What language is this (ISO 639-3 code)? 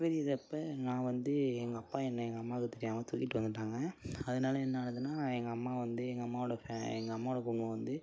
tam